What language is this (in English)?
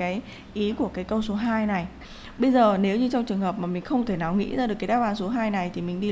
Vietnamese